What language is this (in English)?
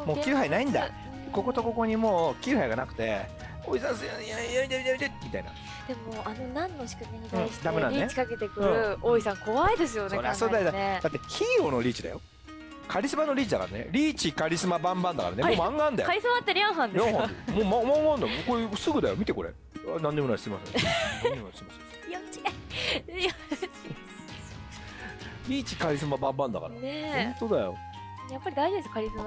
Japanese